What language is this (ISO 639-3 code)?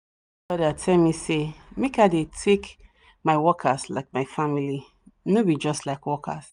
pcm